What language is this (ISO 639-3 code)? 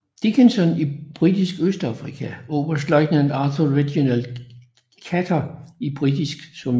dan